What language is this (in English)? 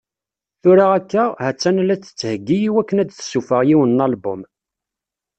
Kabyle